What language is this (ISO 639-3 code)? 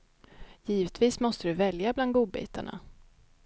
swe